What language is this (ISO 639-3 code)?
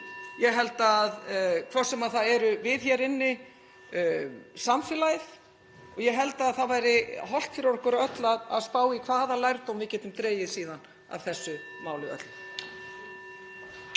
isl